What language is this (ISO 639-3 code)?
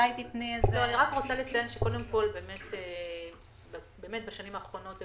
heb